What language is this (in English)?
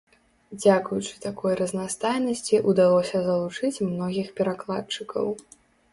Belarusian